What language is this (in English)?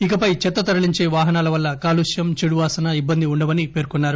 Telugu